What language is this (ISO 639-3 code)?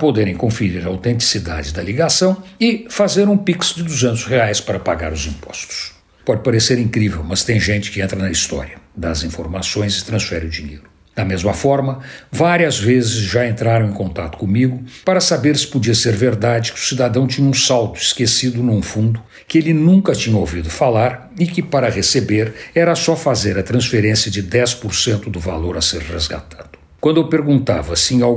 por